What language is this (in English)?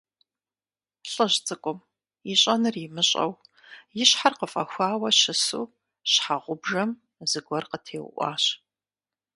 Kabardian